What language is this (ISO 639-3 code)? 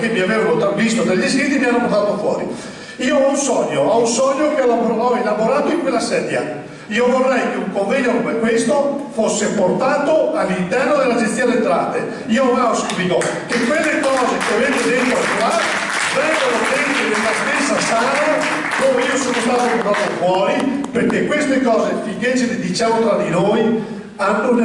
ita